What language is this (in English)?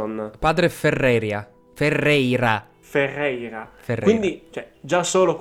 Italian